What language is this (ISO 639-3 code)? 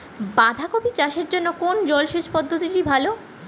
ben